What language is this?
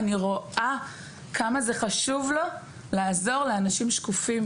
Hebrew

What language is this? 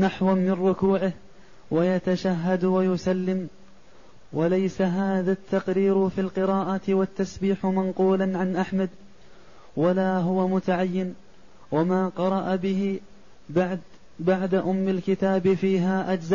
Arabic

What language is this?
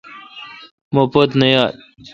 Kalkoti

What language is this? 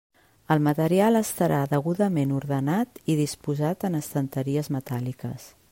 Catalan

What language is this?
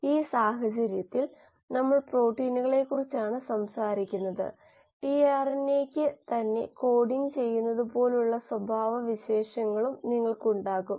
Malayalam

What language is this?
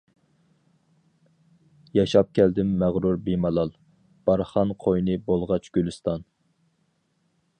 Uyghur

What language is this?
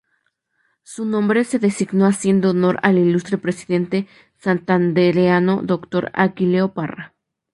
Spanish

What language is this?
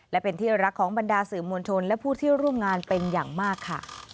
Thai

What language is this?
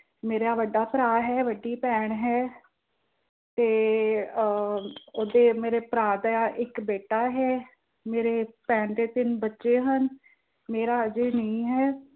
Punjabi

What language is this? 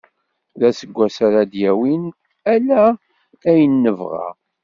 Kabyle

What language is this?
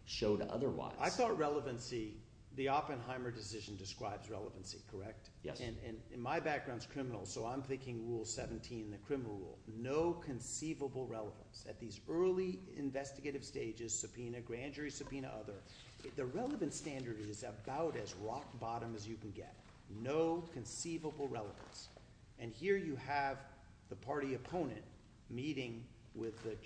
English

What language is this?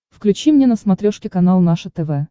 Russian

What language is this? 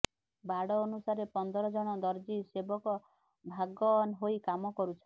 Odia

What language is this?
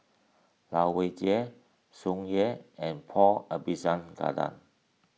English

